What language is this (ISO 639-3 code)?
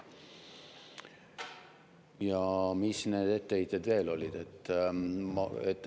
est